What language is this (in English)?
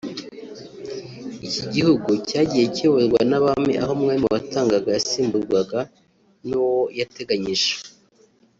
Kinyarwanda